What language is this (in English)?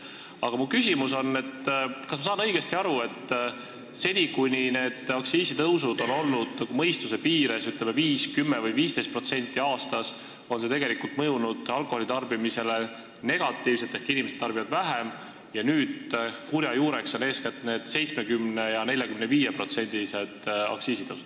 Estonian